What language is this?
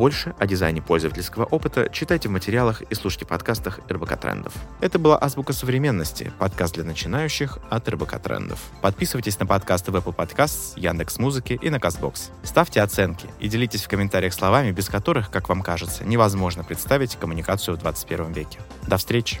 Russian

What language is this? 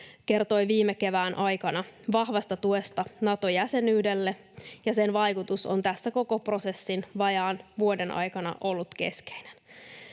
Finnish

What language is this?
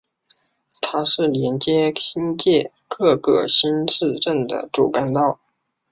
Chinese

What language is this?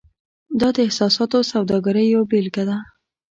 Pashto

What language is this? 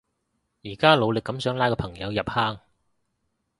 Cantonese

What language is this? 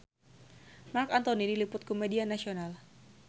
Sundanese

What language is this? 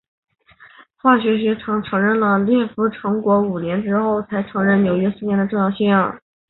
Chinese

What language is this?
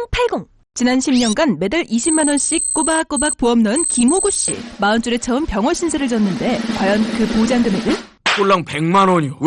Korean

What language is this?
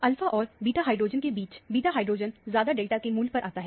Hindi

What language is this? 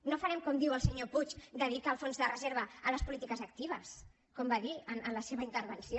Catalan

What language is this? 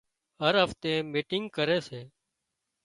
Wadiyara Koli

